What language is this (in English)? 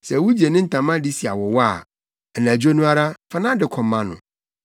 Akan